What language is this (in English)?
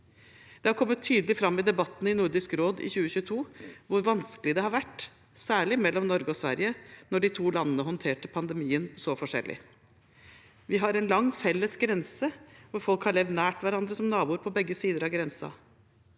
Norwegian